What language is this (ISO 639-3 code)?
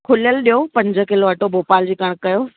snd